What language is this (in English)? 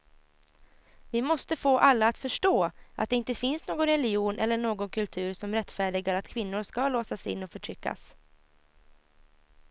Swedish